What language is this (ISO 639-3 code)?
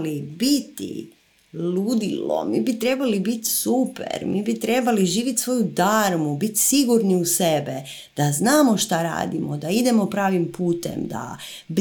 hrv